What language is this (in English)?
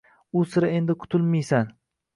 Uzbek